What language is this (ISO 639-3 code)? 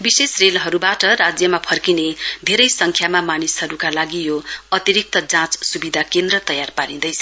nep